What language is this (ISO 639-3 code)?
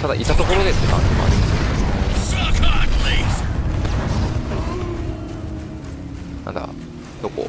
jpn